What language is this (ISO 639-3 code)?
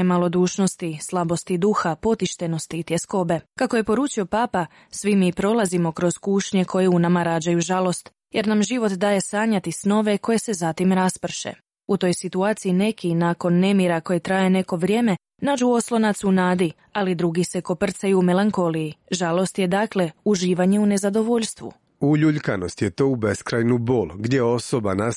hrv